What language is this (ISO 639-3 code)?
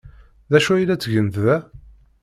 kab